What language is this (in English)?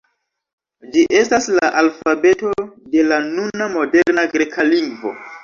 Esperanto